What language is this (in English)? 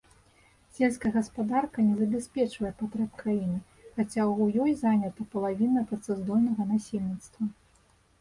Belarusian